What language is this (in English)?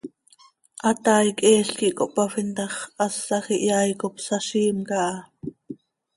Seri